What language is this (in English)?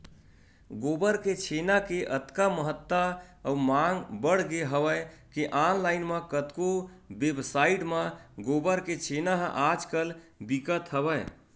Chhattisgarhi